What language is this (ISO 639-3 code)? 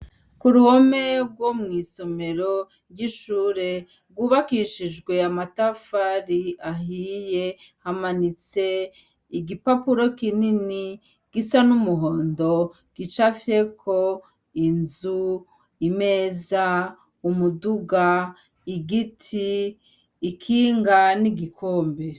run